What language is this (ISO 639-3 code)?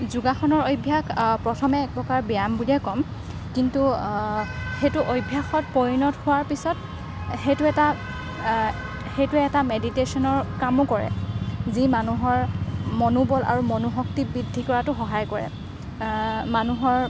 asm